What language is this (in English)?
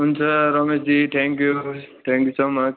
Nepali